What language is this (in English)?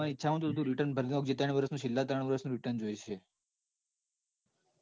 Gujarati